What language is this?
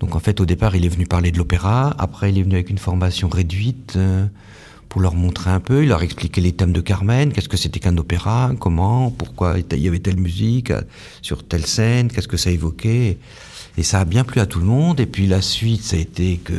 French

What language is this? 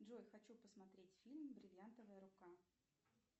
Russian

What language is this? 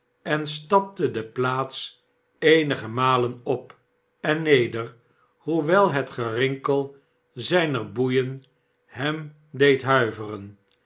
Dutch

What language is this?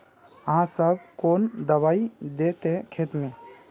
Magahi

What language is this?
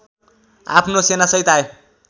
Nepali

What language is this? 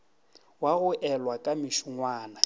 Northern Sotho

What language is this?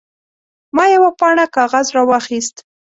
Pashto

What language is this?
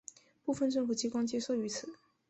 Chinese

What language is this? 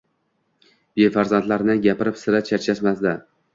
Uzbek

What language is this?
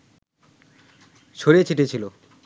Bangla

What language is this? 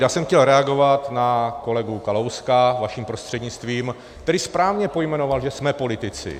Czech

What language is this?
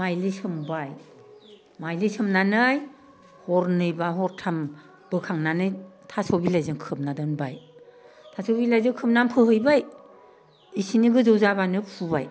Bodo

